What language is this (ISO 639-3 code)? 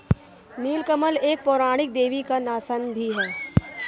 hin